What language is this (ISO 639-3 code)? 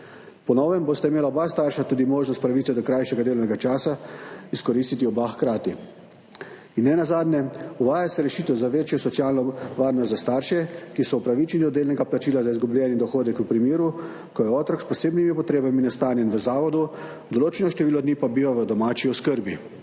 slv